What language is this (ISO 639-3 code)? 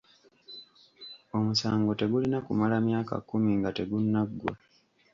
lug